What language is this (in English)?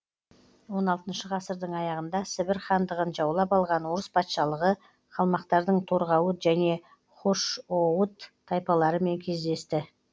Kazakh